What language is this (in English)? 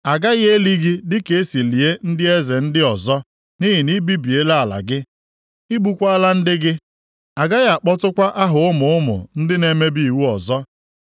Igbo